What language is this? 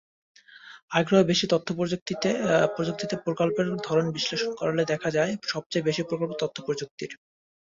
Bangla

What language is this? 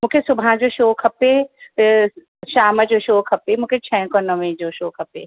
Sindhi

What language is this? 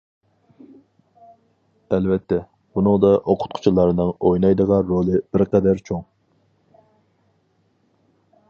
Uyghur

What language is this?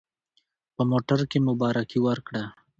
Pashto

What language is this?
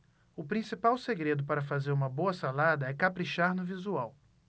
Portuguese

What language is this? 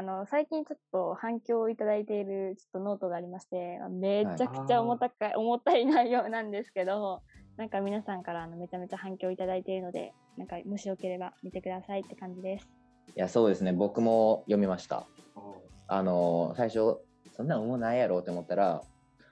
Japanese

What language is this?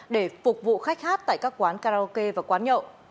Vietnamese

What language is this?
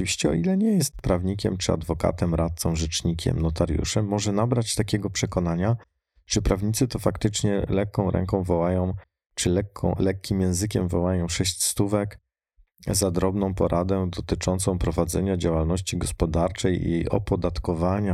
Polish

